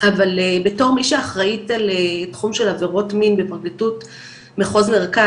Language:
Hebrew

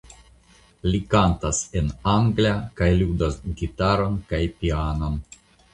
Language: Esperanto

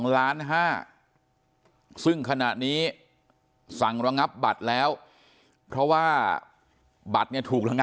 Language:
Thai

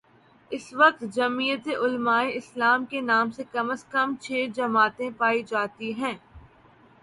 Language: Urdu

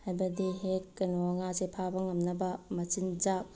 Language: Manipuri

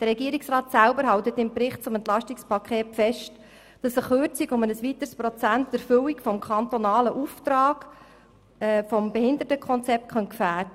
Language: Swiss German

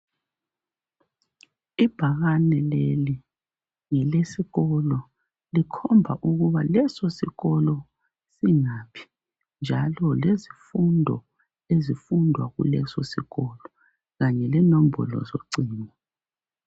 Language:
North Ndebele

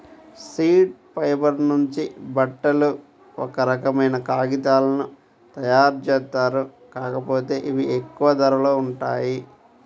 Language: Telugu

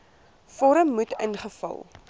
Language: Afrikaans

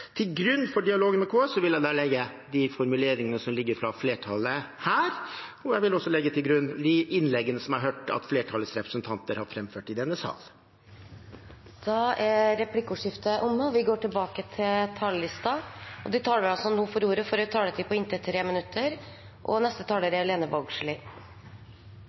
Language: Norwegian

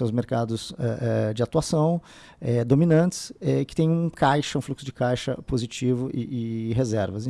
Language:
Portuguese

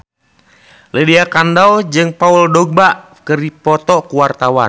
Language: Sundanese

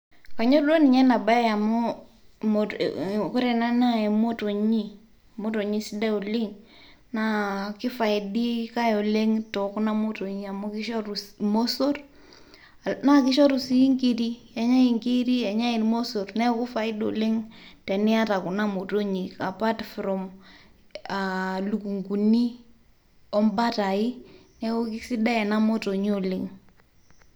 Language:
Masai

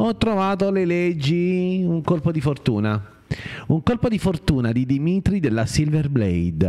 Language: Italian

